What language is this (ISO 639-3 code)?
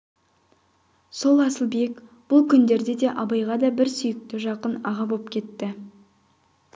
kaz